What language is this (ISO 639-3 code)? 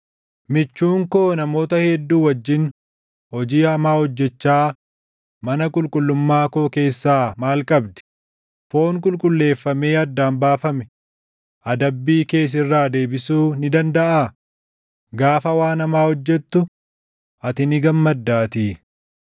orm